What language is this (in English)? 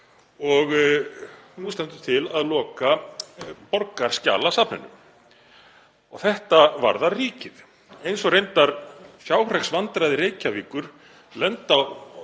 Icelandic